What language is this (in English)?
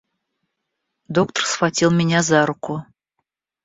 Russian